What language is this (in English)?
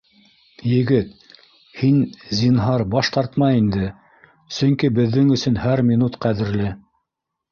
Bashkir